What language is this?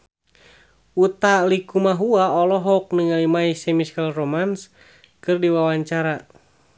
Sundanese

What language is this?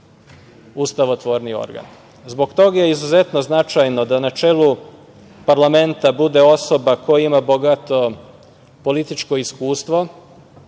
Serbian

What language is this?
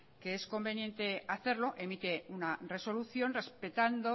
Spanish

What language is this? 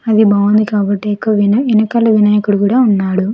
Telugu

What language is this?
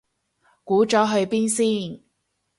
Cantonese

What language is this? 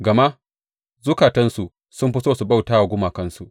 Hausa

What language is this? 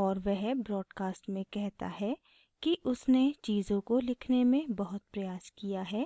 Hindi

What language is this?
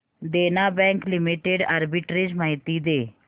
Marathi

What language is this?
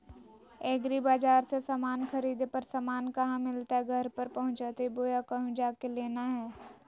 Magahi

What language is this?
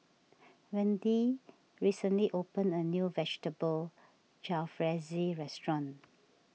English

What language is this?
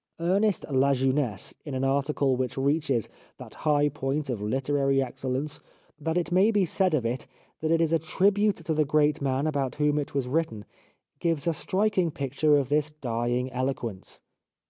English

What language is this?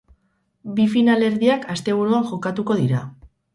Basque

